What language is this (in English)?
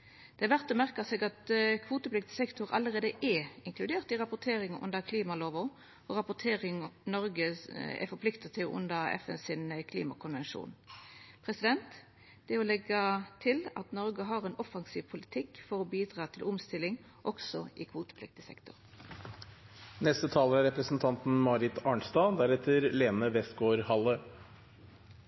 Norwegian